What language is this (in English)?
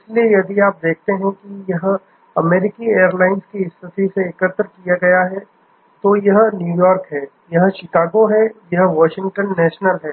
Hindi